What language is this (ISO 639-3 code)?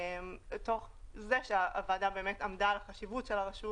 heb